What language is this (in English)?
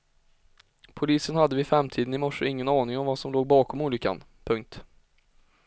Swedish